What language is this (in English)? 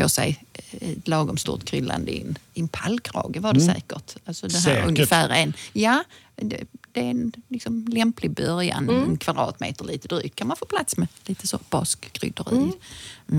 Swedish